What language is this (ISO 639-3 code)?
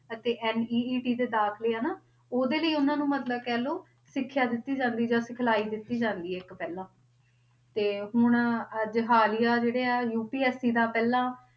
pan